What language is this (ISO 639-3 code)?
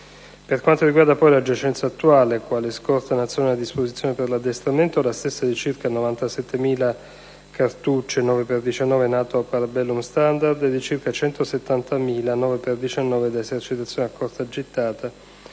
ita